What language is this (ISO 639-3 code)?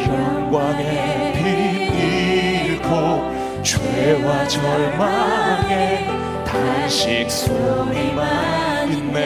kor